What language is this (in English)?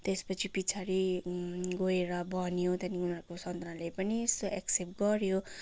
Nepali